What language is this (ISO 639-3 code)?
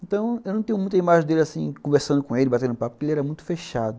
por